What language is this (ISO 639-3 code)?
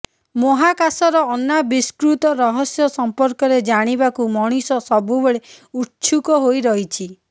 ori